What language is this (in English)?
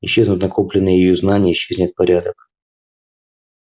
Russian